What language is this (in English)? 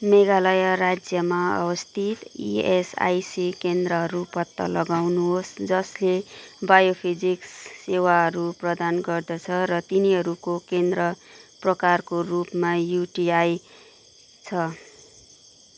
Nepali